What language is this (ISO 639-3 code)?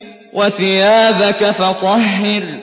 ara